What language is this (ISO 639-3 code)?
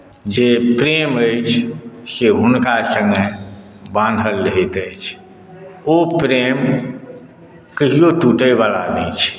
mai